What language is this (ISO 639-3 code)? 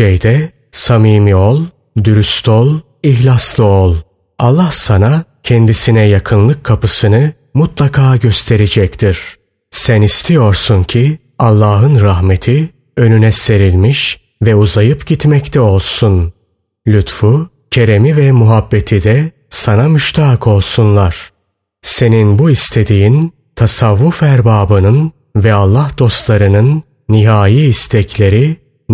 tur